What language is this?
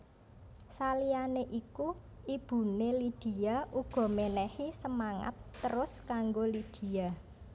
Javanese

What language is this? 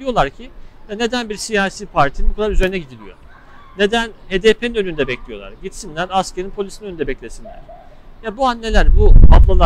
Turkish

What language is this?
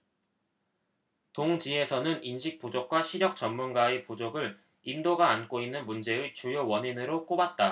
Korean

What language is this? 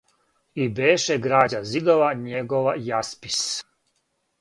Serbian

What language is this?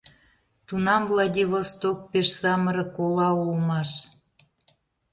Mari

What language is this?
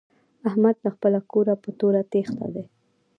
Pashto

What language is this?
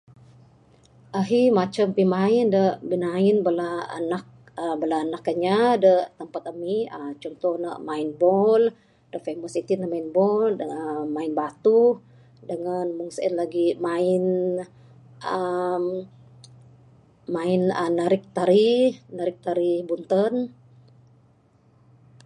Bukar-Sadung Bidayuh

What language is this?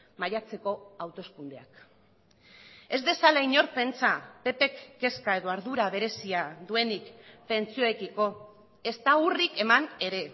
Basque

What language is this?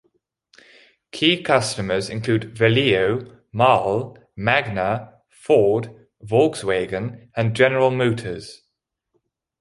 English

